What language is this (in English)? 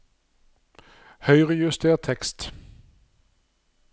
Norwegian